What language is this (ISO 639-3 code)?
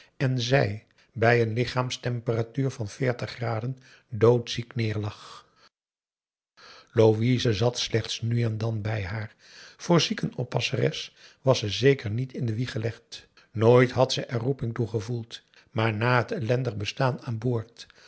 nld